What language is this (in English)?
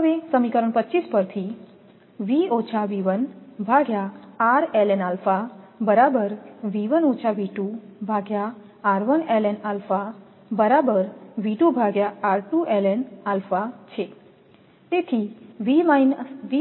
Gujarati